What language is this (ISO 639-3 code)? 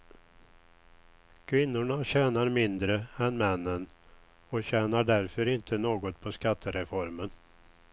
swe